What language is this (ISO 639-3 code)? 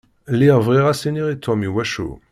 kab